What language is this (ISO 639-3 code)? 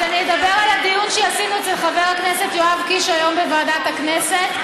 heb